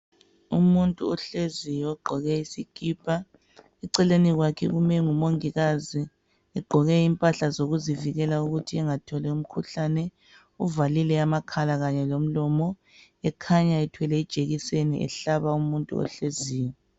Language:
North Ndebele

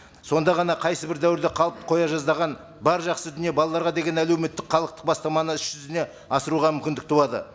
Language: Kazakh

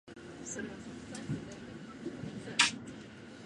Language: Japanese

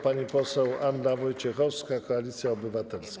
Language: Polish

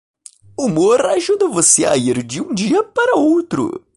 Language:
Portuguese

